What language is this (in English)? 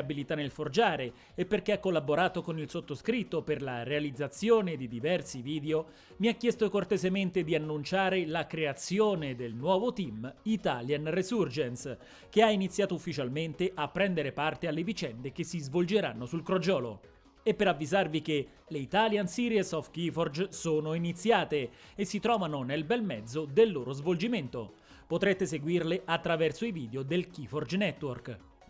Italian